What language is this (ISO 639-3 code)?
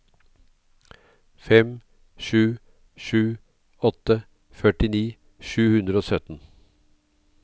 nor